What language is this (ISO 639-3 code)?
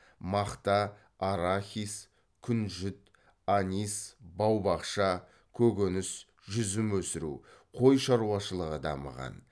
kaz